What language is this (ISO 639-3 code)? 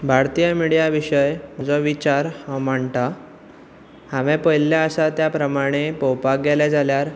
kok